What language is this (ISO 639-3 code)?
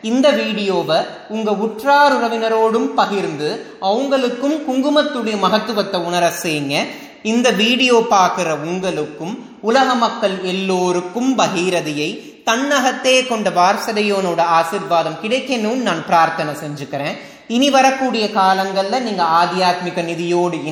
tam